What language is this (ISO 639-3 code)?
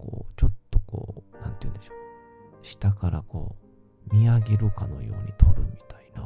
jpn